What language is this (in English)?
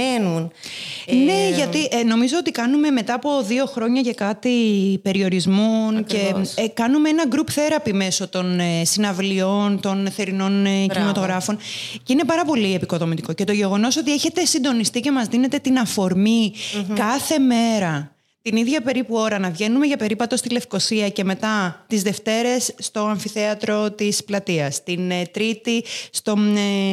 Greek